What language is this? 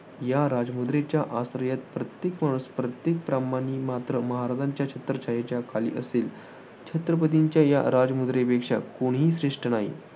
Marathi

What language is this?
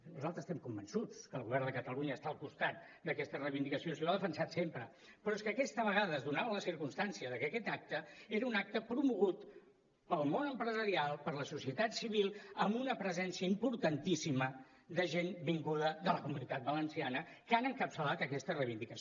Catalan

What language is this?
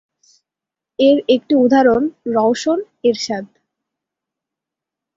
Bangla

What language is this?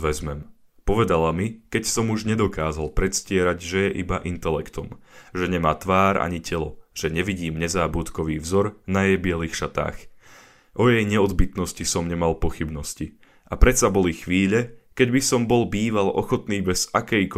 Slovak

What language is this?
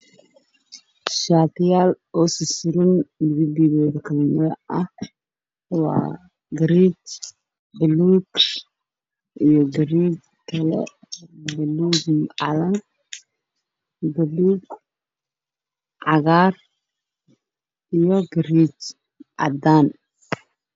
Somali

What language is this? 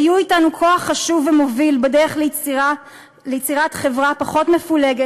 Hebrew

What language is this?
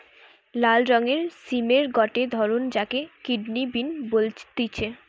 Bangla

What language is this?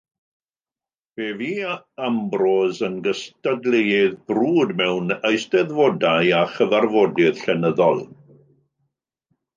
Welsh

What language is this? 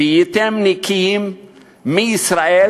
Hebrew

